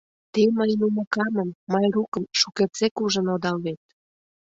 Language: Mari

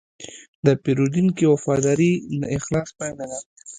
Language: Pashto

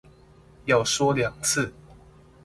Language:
Chinese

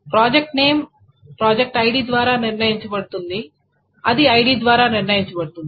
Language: Telugu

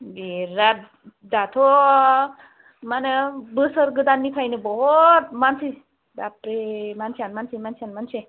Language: Bodo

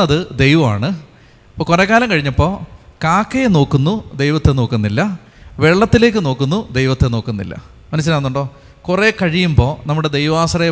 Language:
Malayalam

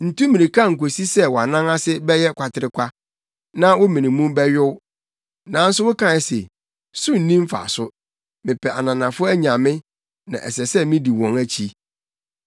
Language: Akan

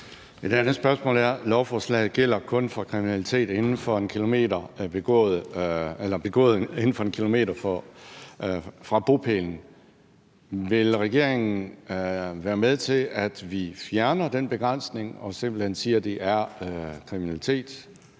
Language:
Danish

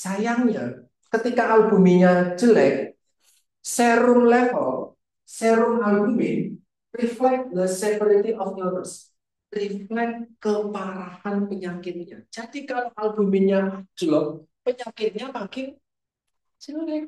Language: Indonesian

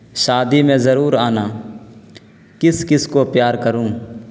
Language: Urdu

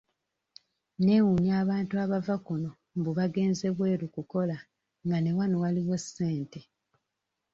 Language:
Ganda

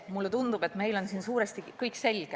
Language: Estonian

